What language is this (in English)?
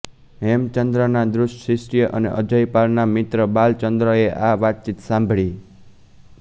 Gujarati